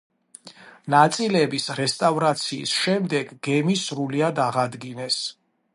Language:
Georgian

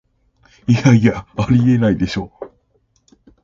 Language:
Japanese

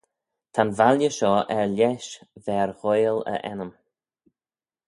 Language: Manx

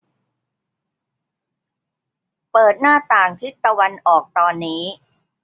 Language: Thai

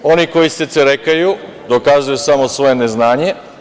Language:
Serbian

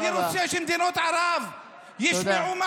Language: Hebrew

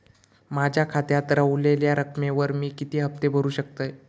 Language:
Marathi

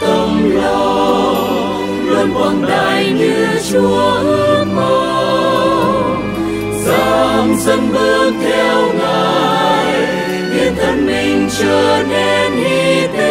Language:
Vietnamese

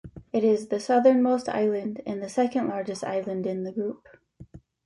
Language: English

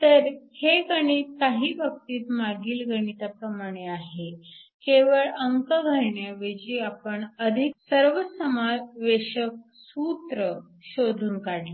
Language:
Marathi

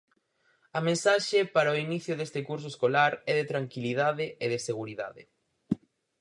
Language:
Galician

